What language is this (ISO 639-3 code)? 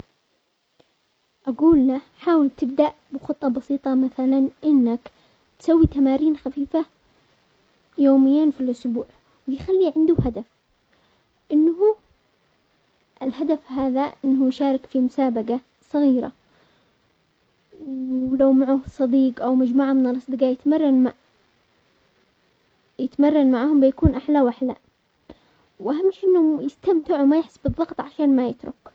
acx